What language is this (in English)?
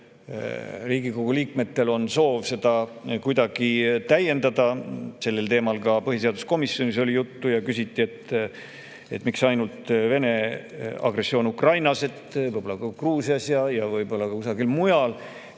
Estonian